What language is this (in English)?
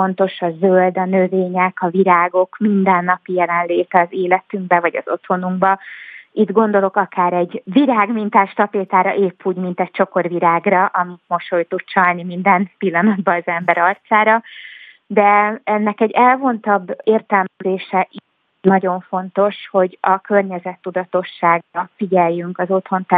Hungarian